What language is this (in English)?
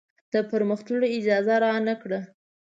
Pashto